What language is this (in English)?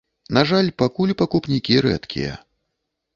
Belarusian